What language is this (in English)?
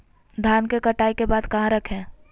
Magahi